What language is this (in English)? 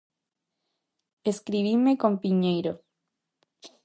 Galician